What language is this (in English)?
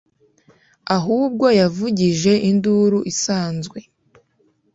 Kinyarwanda